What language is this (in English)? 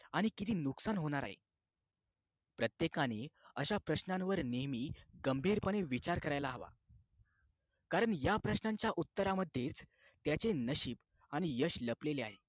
Marathi